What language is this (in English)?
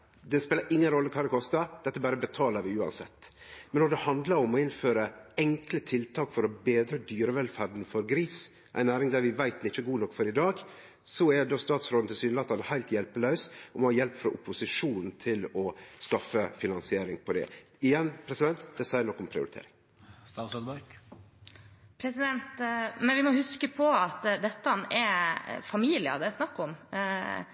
Norwegian